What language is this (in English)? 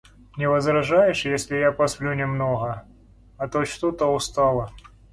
Russian